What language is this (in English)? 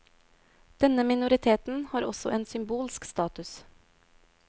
Norwegian